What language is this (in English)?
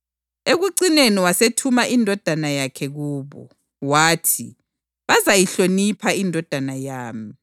North Ndebele